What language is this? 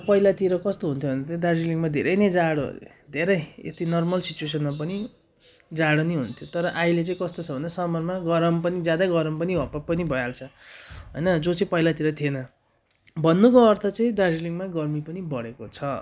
Nepali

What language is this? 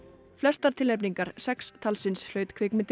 Icelandic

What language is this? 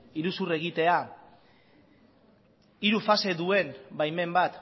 Basque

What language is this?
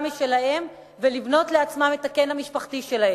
Hebrew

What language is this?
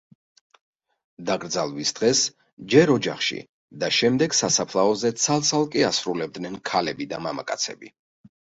Georgian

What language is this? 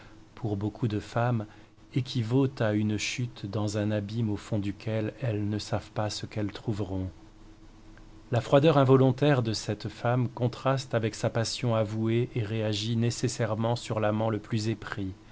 French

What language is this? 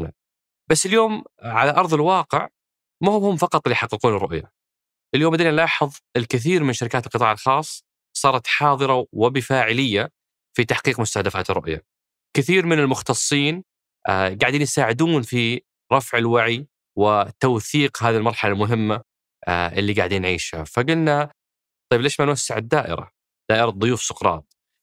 Arabic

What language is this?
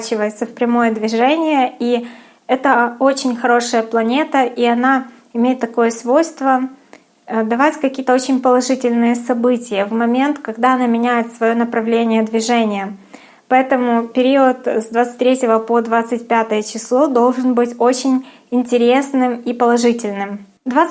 Russian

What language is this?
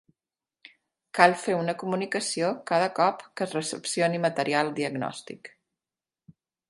Catalan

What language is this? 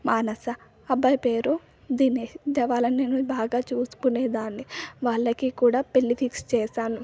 Telugu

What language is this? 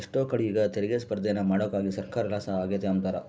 Kannada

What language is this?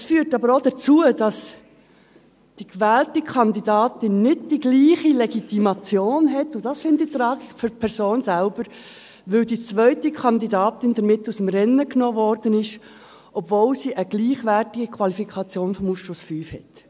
Swiss German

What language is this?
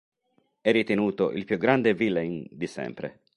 Italian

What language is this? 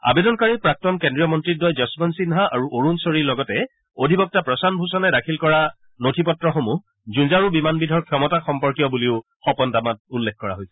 Assamese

